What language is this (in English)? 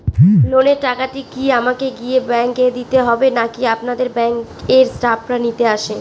Bangla